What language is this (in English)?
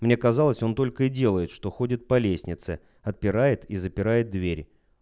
Russian